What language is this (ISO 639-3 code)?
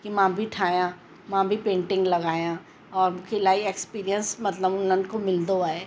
snd